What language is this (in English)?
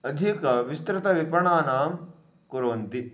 Sanskrit